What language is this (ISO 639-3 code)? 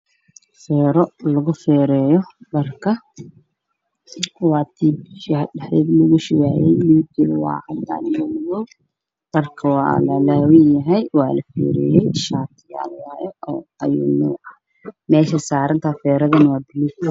som